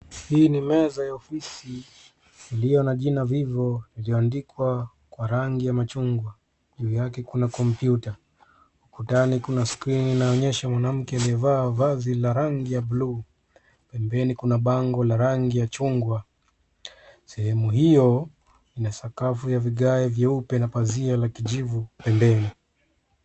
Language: Swahili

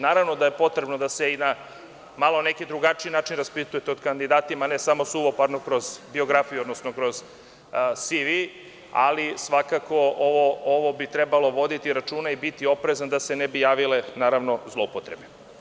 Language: Serbian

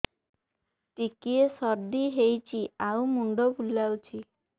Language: Odia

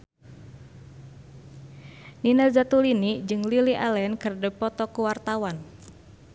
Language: Sundanese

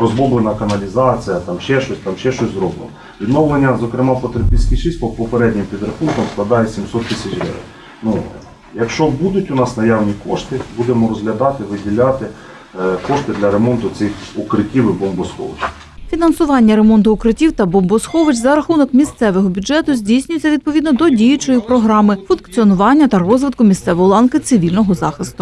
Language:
Ukrainian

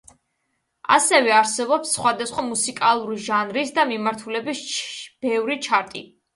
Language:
Georgian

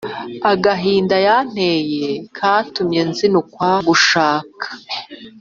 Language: Kinyarwanda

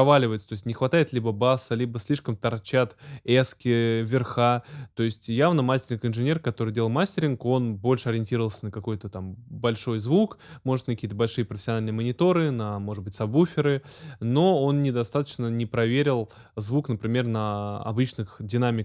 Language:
Russian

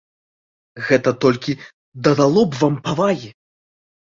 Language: Belarusian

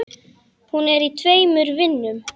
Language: Icelandic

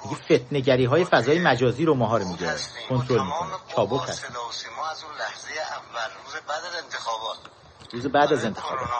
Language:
Persian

